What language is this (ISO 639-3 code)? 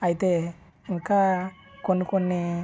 tel